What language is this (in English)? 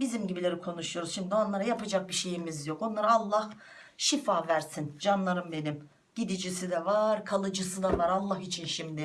Turkish